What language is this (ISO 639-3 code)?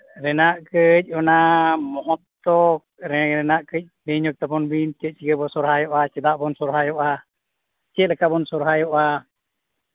sat